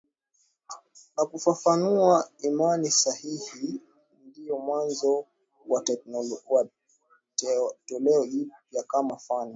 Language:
Swahili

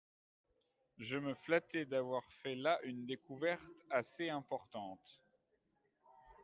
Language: French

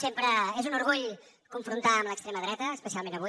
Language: Catalan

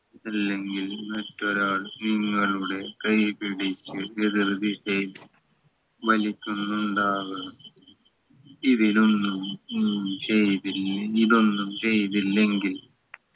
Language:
Malayalam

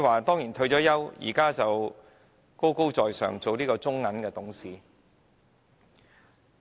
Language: Cantonese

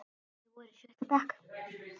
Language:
Icelandic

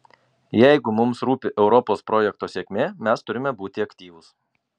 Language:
Lithuanian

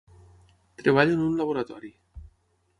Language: Catalan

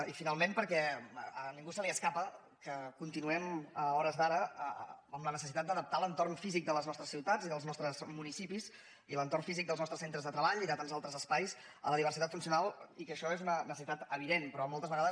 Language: Catalan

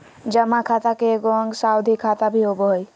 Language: Magahi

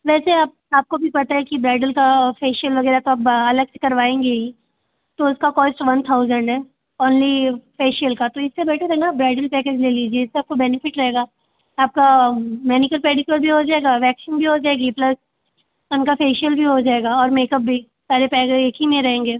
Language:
Hindi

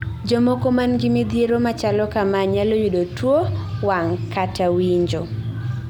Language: Luo (Kenya and Tanzania)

